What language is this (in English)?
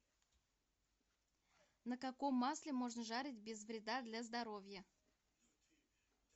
Russian